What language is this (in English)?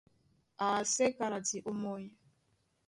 Duala